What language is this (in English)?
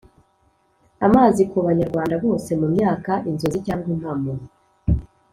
Kinyarwanda